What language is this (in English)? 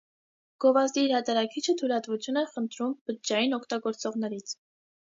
Armenian